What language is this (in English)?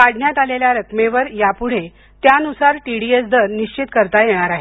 Marathi